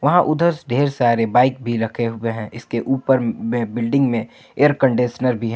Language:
Hindi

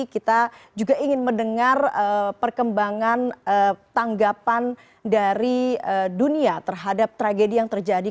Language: Indonesian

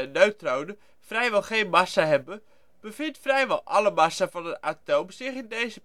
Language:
Dutch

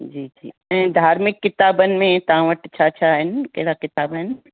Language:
Sindhi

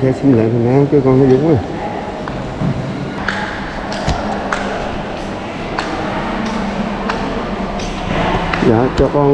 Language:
Vietnamese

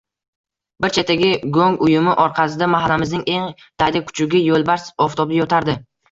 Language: Uzbek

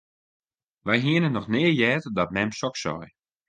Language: Western Frisian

